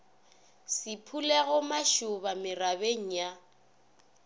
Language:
Northern Sotho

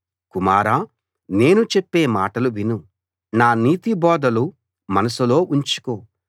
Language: Telugu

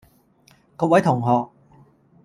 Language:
Cantonese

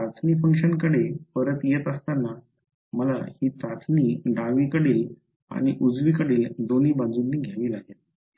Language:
Marathi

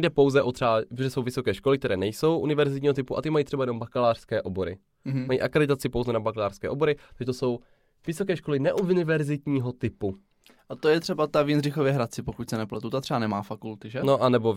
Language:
Czech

